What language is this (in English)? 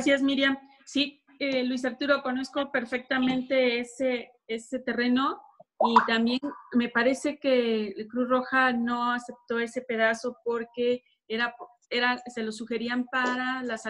Spanish